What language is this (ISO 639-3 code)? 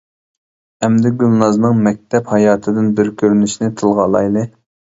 uig